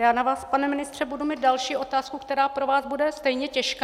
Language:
Czech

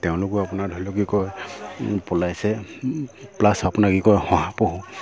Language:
Assamese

